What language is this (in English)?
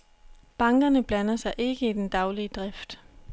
Danish